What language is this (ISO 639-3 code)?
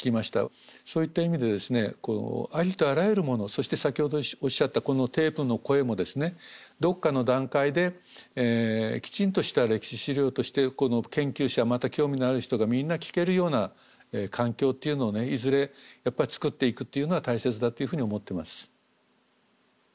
jpn